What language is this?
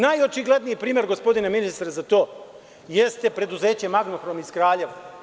Serbian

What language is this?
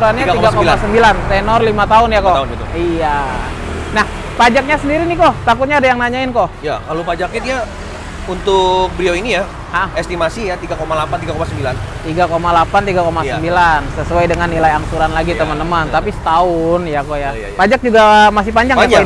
Indonesian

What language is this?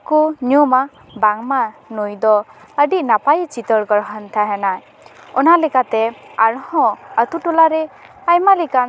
Santali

